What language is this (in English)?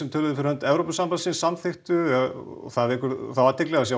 Icelandic